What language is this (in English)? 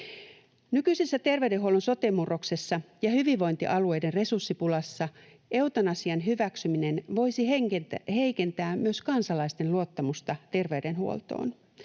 Finnish